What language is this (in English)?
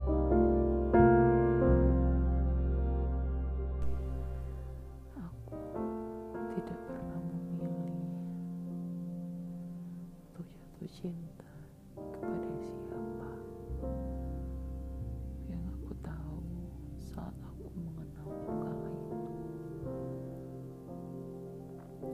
Indonesian